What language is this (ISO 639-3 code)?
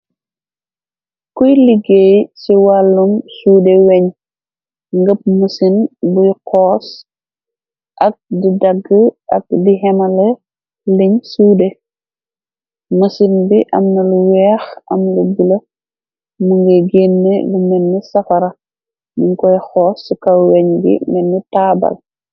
wol